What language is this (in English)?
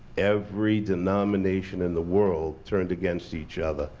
English